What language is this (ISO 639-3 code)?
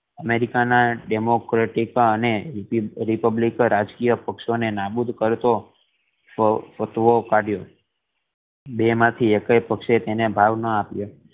guj